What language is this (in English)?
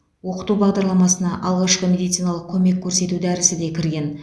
Kazakh